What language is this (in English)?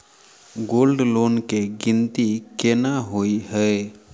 Maithili